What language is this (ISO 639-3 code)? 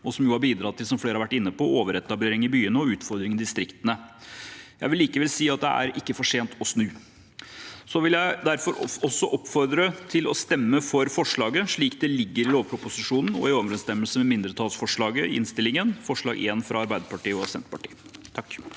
nor